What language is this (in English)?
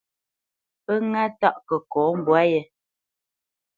Bamenyam